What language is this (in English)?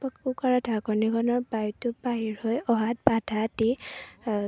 Assamese